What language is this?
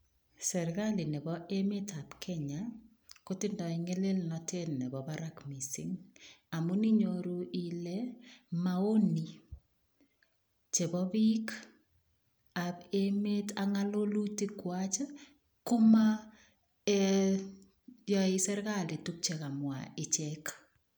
Kalenjin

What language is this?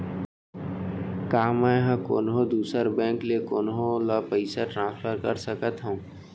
Chhattisgarhi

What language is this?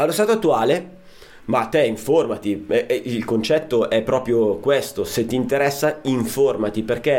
Italian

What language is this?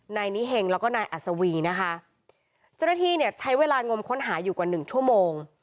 Thai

